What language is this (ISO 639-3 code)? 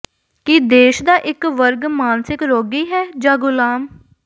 pan